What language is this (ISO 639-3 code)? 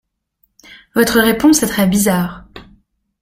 fra